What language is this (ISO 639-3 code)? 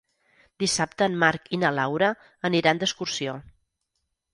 cat